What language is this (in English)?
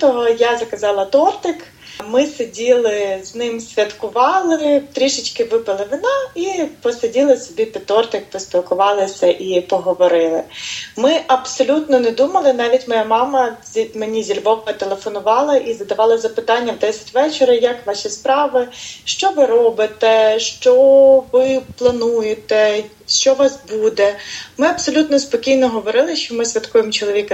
Ukrainian